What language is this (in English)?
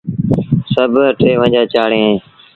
Sindhi Bhil